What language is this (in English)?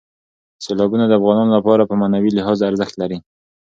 Pashto